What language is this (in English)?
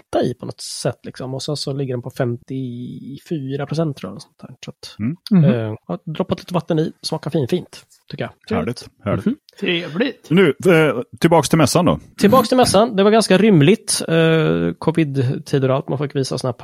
Swedish